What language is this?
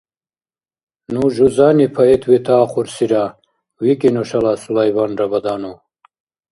Dargwa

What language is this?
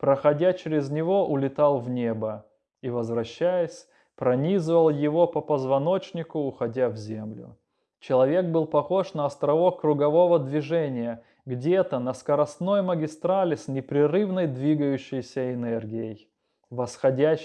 Russian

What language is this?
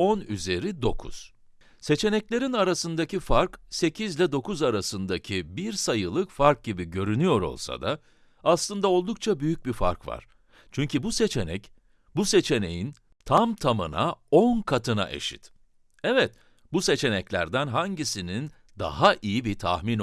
Turkish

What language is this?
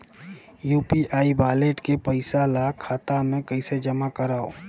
Chhattisgarhi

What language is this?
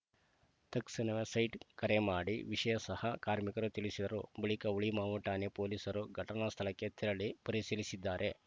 Kannada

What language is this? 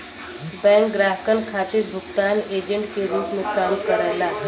Bhojpuri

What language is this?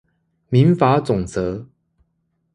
Chinese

